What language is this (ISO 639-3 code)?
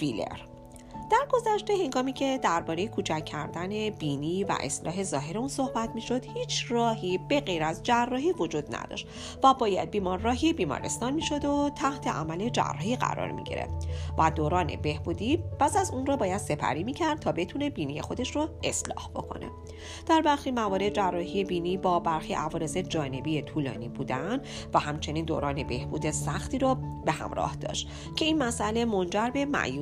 fas